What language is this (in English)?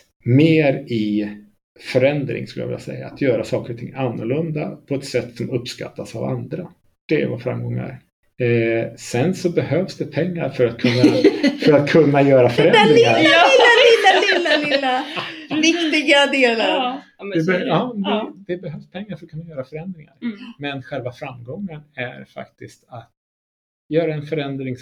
Swedish